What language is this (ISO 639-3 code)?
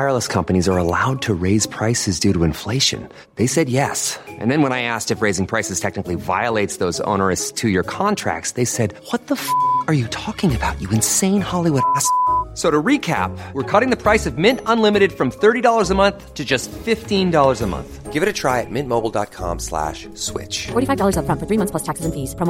swe